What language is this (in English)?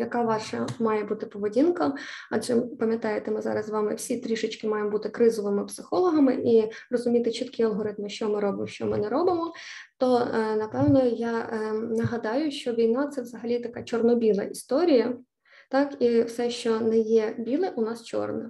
Ukrainian